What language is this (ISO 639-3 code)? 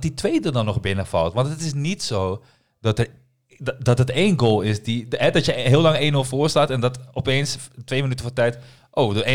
nld